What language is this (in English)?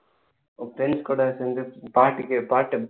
Tamil